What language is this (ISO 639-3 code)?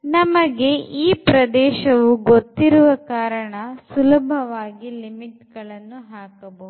kan